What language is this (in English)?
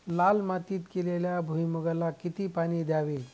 Marathi